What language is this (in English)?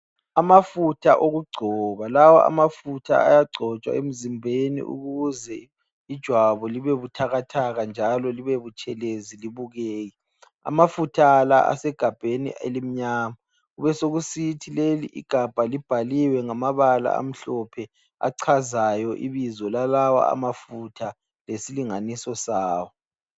North Ndebele